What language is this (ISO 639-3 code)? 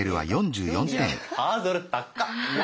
jpn